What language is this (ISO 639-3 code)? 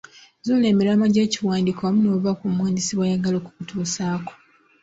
lug